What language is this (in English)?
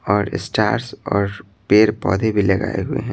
Hindi